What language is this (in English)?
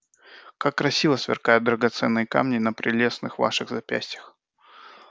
Russian